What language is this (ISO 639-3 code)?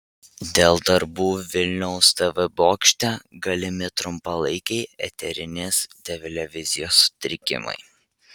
lit